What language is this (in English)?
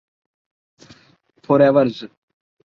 Urdu